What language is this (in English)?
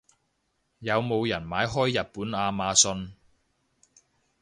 Cantonese